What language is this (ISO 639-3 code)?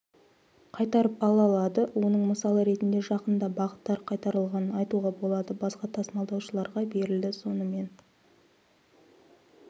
kaz